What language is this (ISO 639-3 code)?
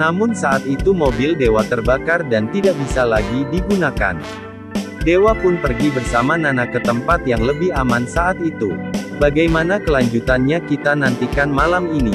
ind